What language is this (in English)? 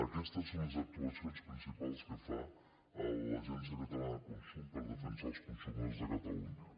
Catalan